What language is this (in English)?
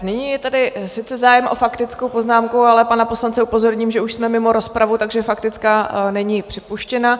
Czech